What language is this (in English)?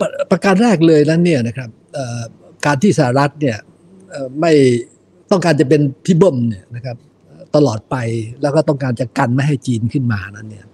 Thai